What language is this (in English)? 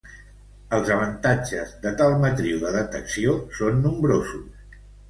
Catalan